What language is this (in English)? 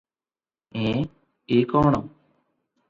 Odia